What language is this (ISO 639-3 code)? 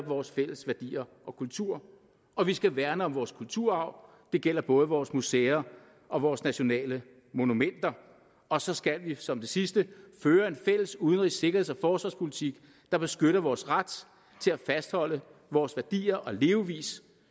dan